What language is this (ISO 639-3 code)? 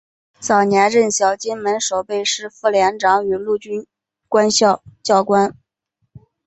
zho